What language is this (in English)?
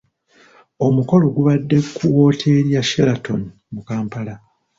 Ganda